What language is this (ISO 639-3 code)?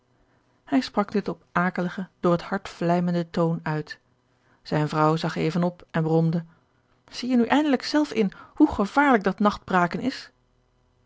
nld